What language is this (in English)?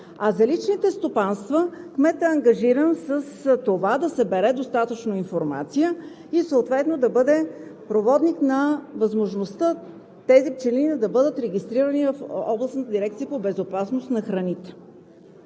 Bulgarian